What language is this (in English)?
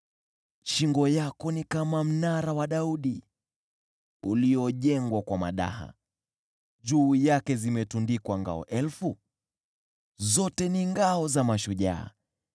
Swahili